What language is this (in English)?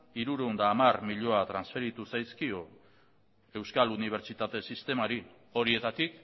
Basque